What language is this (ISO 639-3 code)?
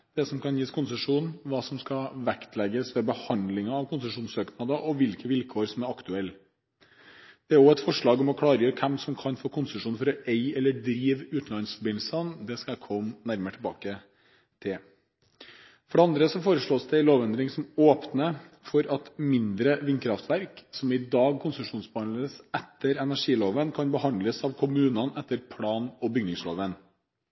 nob